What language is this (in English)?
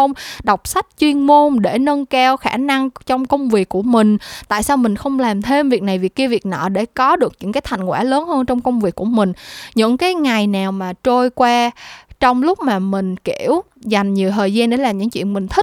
Vietnamese